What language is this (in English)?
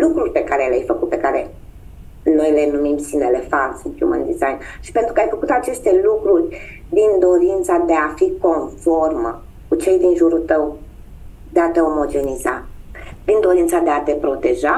Romanian